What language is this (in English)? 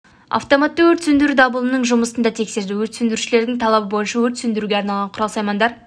Kazakh